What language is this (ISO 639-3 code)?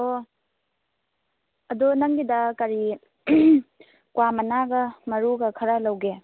mni